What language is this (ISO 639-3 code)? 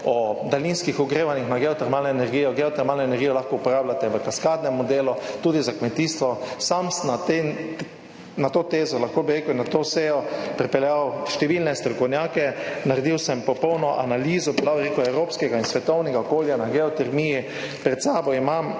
slv